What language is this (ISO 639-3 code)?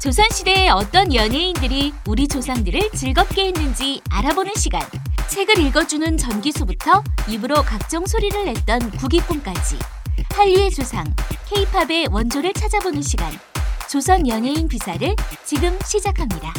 kor